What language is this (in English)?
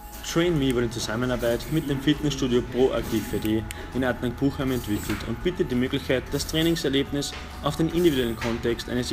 German